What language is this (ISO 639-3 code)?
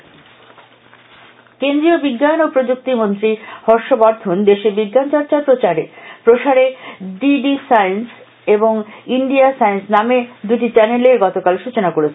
ben